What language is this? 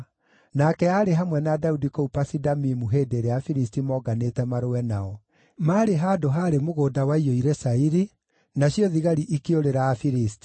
Kikuyu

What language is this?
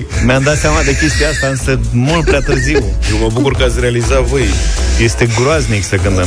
Romanian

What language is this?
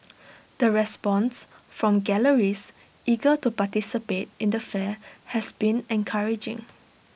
English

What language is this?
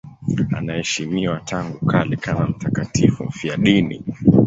Swahili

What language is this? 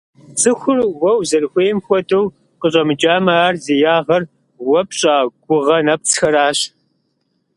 Kabardian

